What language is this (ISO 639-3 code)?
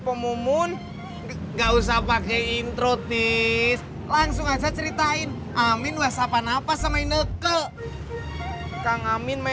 ind